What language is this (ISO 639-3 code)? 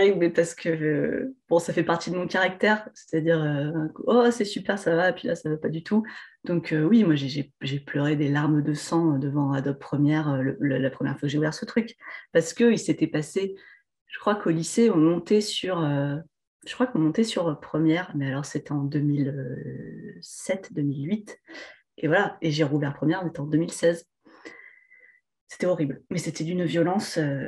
fra